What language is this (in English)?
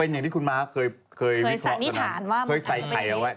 Thai